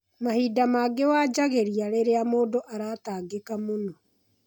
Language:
Kikuyu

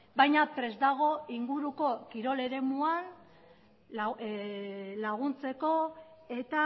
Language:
Basque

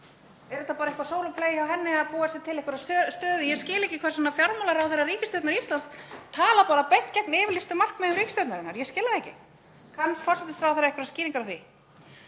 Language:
Icelandic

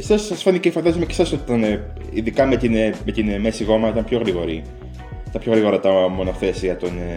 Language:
Greek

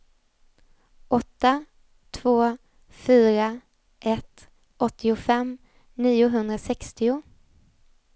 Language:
Swedish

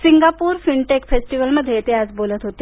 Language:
Marathi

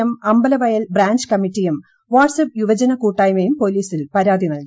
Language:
Malayalam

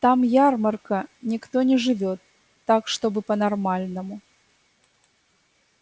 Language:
Russian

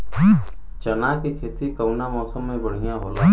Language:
Bhojpuri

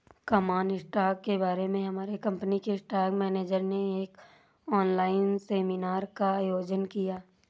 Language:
Hindi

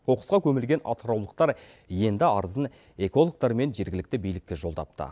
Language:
Kazakh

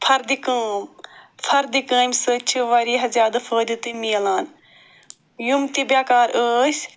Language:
Kashmiri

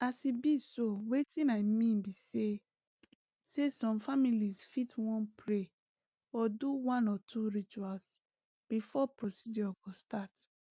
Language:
Nigerian Pidgin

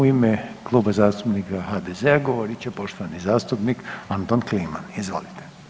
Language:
Croatian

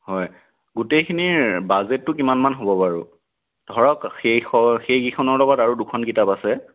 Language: Assamese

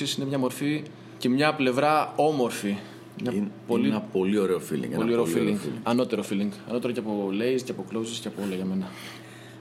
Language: Greek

